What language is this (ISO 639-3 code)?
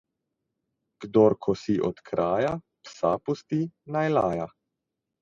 slv